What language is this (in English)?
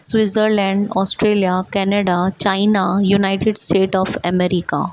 Sindhi